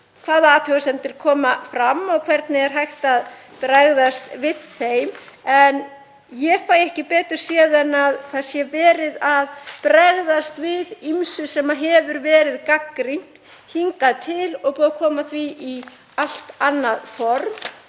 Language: Icelandic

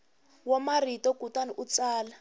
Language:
Tsonga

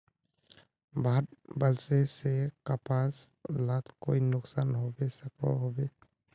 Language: Magahi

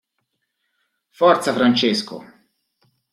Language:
Italian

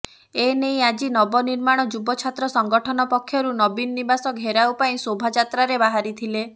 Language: Odia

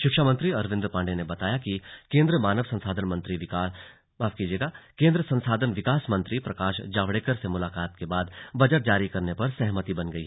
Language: Hindi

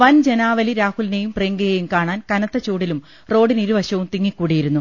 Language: Malayalam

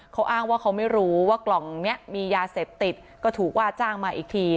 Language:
Thai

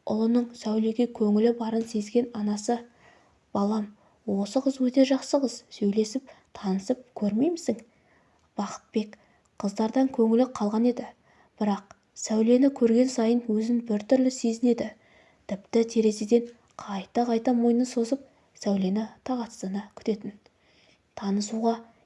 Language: Turkish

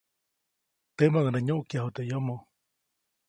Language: Copainalá Zoque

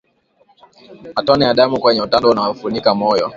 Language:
Swahili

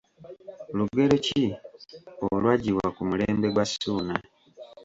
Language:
Ganda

